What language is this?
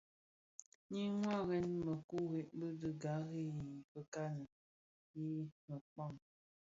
Bafia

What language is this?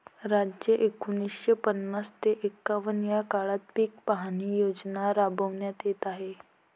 Marathi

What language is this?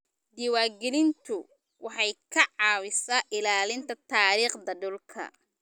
Somali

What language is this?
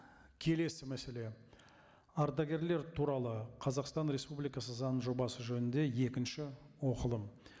Kazakh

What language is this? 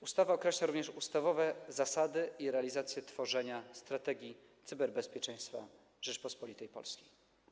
Polish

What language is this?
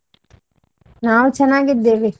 Kannada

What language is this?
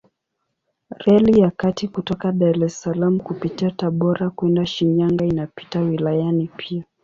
Swahili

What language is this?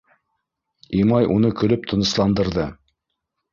Bashkir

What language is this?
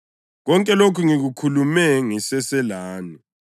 North Ndebele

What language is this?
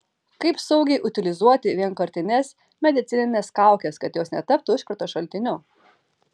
Lithuanian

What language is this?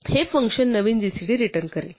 Marathi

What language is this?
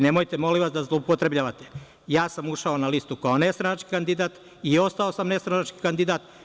Serbian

